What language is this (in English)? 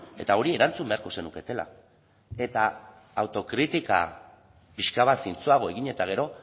Basque